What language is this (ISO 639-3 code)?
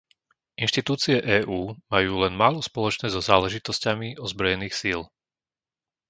slk